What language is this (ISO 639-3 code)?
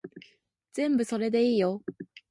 jpn